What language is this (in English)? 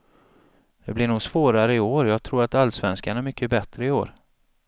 Swedish